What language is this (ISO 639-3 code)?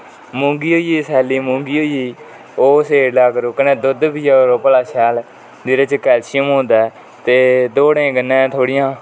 doi